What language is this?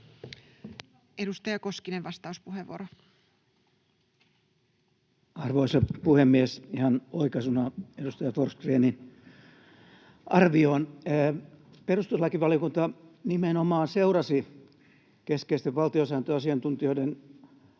Finnish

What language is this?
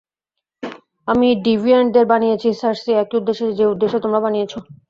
Bangla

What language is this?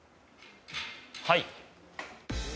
Japanese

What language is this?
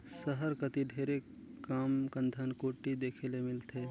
Chhattisgarhi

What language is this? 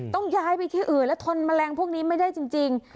Thai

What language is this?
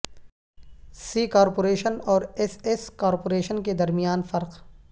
Urdu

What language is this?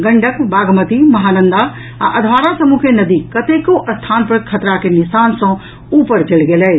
Maithili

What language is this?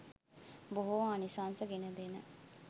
Sinhala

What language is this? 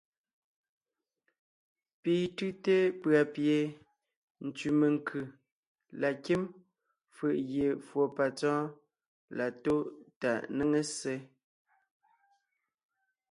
Ngiemboon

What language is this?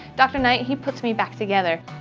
English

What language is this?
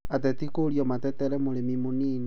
Kikuyu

